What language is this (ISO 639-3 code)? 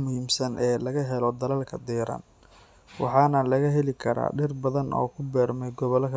som